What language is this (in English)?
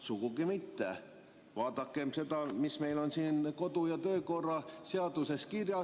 Estonian